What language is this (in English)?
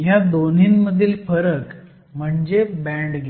Marathi